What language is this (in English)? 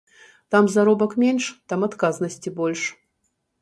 Belarusian